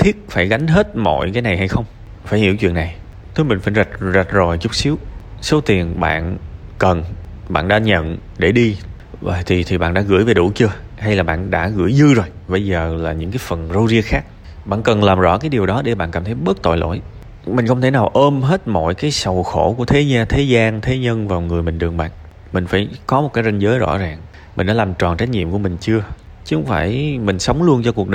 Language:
Vietnamese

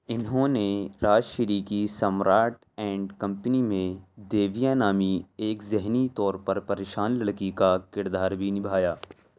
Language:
Urdu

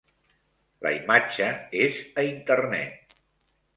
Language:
Catalan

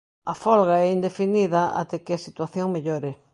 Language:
Galician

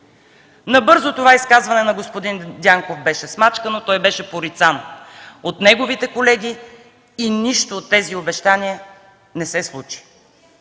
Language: Bulgarian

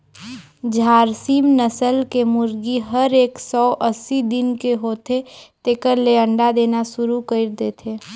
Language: Chhattisgarhi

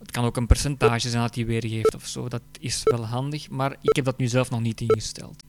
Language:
Dutch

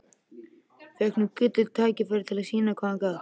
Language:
Icelandic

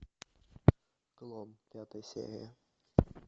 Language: Russian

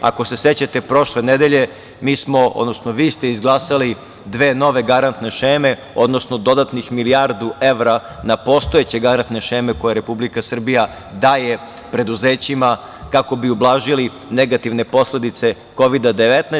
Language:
Serbian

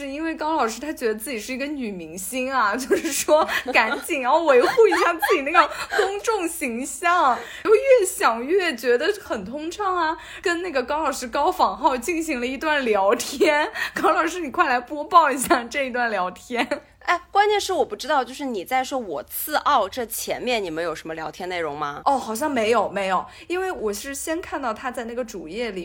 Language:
Chinese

